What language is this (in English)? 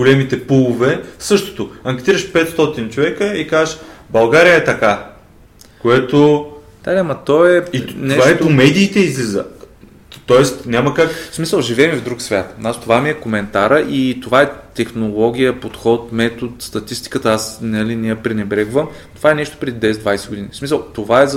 Bulgarian